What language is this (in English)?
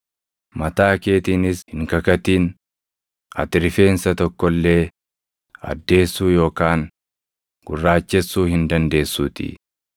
Oromo